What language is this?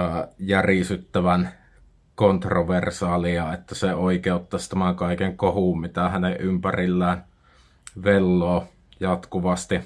Finnish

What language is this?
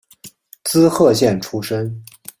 Chinese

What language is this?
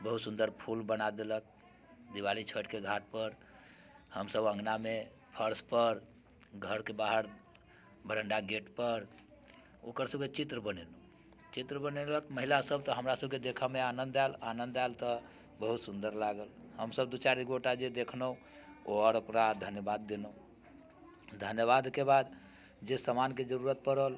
Maithili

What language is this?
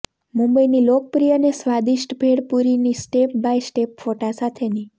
Gujarati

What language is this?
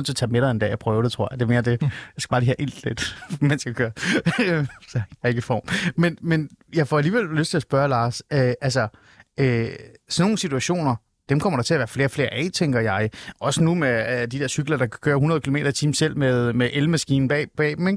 Danish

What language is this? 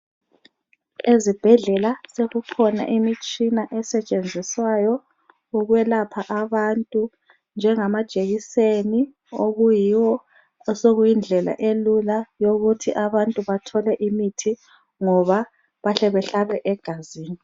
North Ndebele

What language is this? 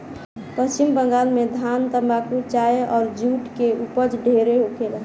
Bhojpuri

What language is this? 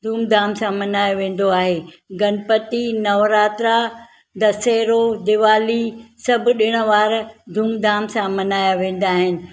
Sindhi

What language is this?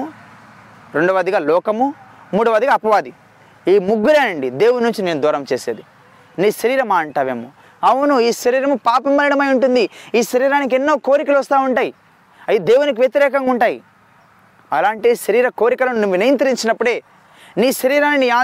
Telugu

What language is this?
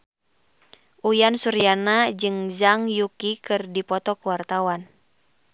Sundanese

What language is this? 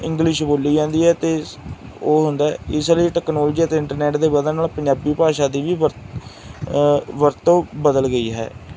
Punjabi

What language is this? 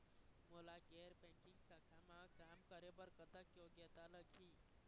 Chhattisgarhi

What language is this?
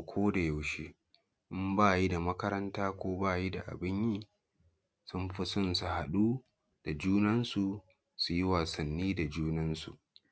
Hausa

